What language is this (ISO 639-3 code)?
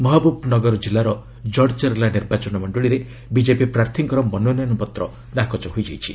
ori